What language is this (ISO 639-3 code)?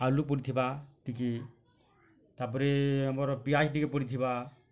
ori